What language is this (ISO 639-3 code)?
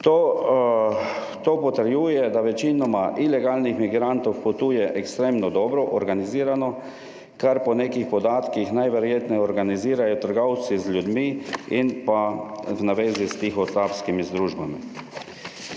slv